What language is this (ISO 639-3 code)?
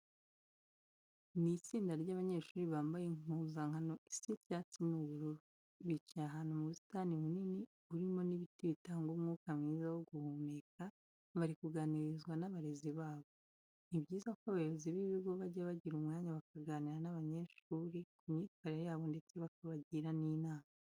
kin